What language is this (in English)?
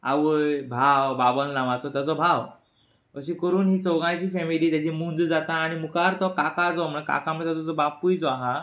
Konkani